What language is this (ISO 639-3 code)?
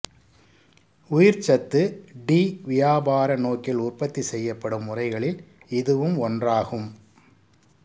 tam